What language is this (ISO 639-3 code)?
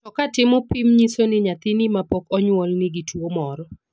luo